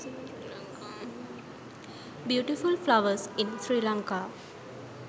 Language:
Sinhala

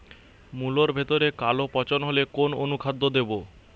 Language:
Bangla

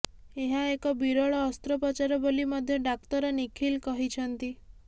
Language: Odia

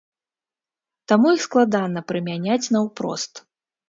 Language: Belarusian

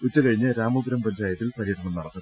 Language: Malayalam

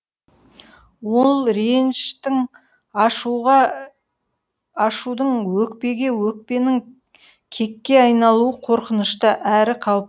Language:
Kazakh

